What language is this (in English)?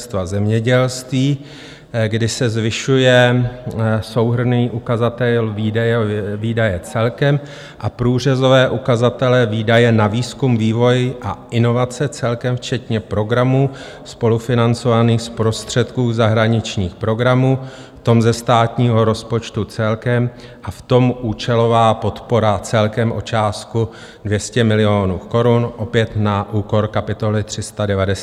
Czech